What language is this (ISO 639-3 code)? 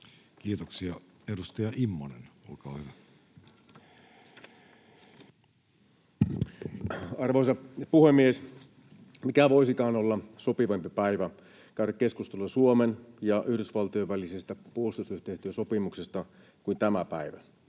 fin